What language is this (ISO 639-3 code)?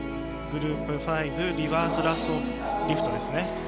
jpn